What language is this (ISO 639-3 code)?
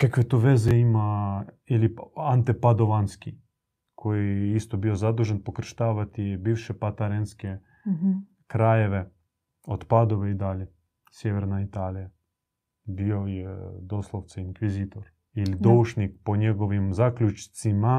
hrv